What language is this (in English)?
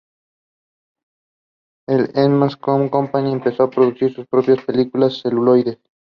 Spanish